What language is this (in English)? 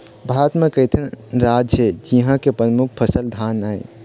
Chhattisgarhi